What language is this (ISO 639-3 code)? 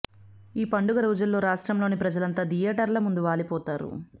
tel